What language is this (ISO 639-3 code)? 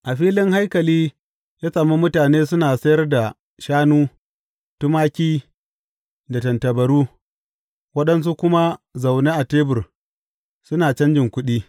hau